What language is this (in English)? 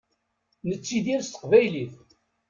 Kabyle